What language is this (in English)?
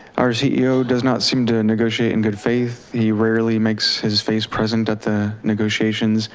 English